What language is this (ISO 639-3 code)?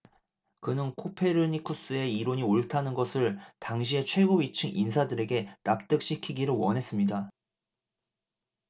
kor